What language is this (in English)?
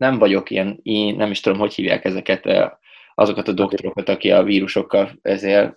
Hungarian